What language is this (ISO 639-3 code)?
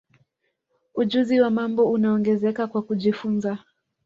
swa